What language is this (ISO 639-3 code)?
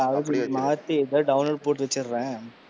tam